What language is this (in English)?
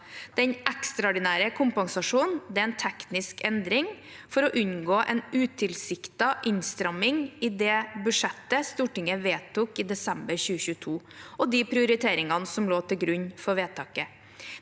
Norwegian